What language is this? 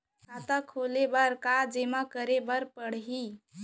Chhattisgarhi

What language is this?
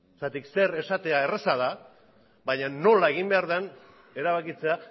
Basque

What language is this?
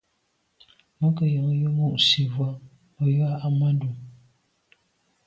Medumba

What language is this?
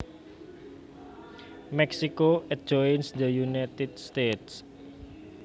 Javanese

